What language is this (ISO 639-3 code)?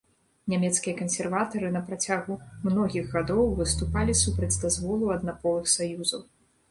bel